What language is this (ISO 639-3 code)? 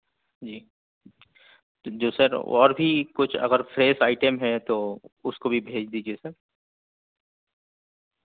urd